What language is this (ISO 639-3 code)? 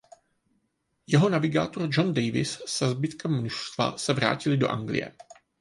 ces